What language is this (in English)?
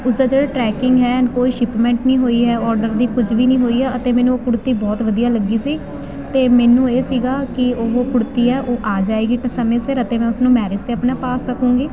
Punjabi